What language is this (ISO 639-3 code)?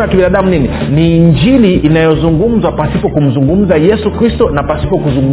swa